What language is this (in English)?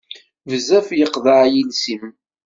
Kabyle